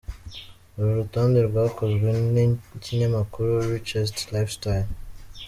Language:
Kinyarwanda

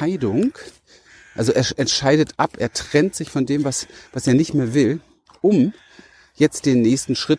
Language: German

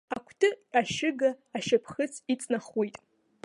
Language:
Abkhazian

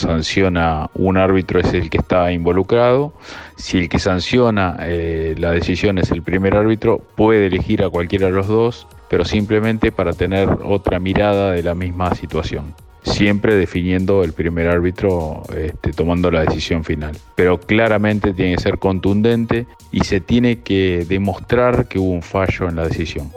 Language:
Spanish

